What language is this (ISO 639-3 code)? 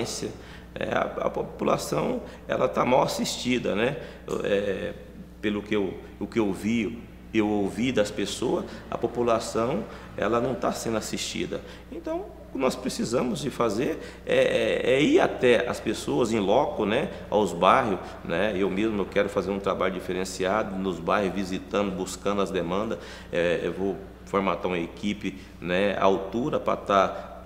por